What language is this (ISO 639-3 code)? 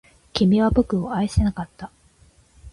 jpn